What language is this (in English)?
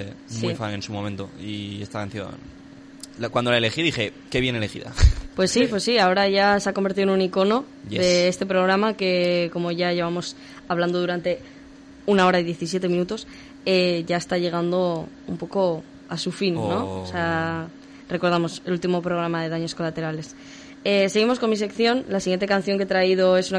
Spanish